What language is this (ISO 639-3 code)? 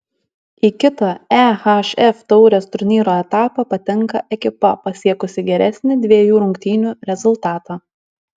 lit